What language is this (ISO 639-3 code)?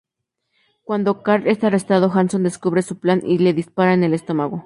spa